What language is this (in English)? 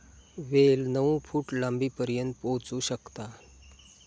Marathi